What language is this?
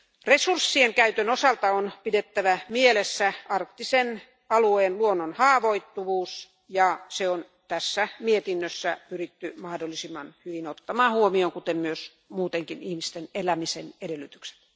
Finnish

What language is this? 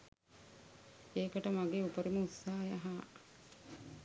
Sinhala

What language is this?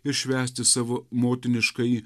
Lithuanian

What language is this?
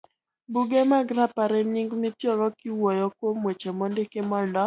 Luo (Kenya and Tanzania)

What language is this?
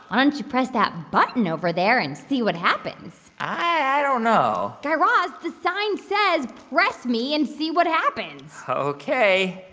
English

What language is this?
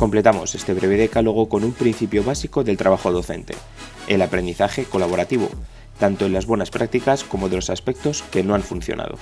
Spanish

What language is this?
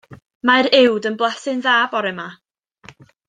Welsh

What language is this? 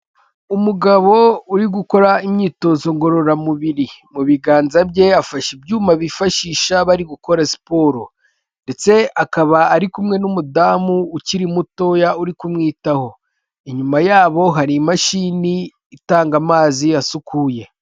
Kinyarwanda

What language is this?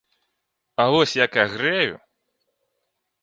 Belarusian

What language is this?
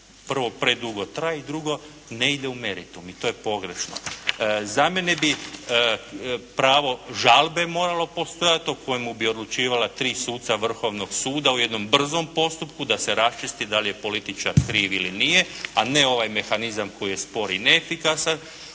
Croatian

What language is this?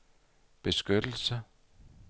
Danish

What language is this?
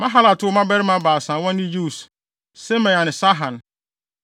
Akan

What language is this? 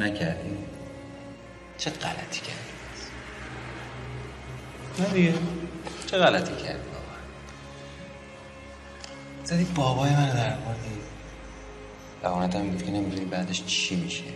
Persian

